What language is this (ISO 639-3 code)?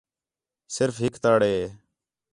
xhe